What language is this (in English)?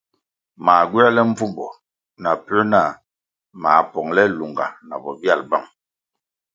Kwasio